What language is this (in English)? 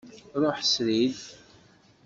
Kabyle